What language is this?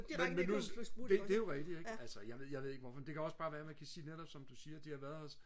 Danish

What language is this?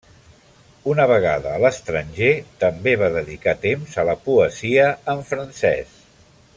Catalan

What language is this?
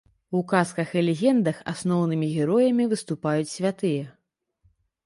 Belarusian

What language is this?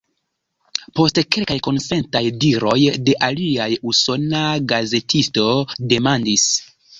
Esperanto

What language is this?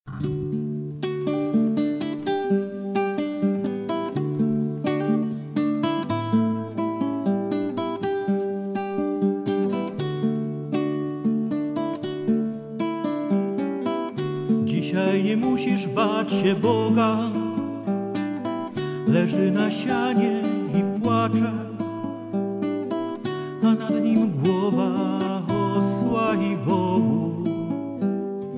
Czech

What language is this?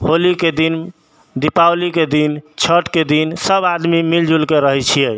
Maithili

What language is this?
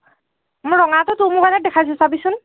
Assamese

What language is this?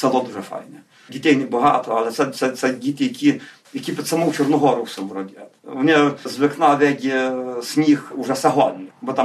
Ukrainian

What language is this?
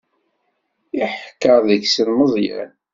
Kabyle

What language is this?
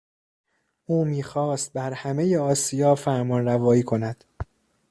Persian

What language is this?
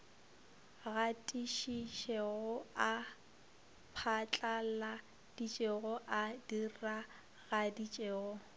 Northern Sotho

